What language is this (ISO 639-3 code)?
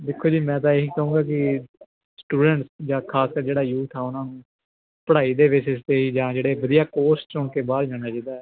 pan